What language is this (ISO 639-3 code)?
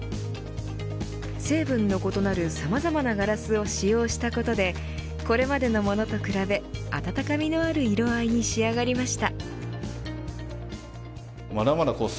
jpn